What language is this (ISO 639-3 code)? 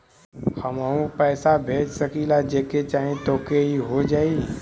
bho